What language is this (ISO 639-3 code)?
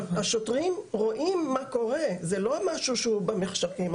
heb